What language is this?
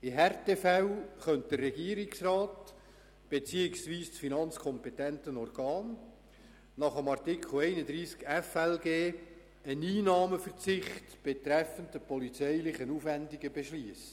Swiss German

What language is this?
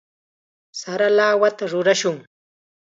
Chiquián Ancash Quechua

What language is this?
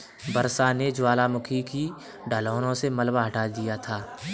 Hindi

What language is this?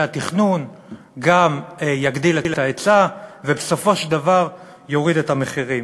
Hebrew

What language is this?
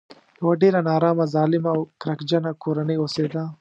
Pashto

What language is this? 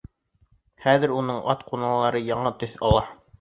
Bashkir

